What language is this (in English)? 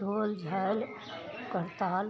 Maithili